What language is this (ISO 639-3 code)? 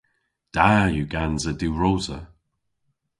cor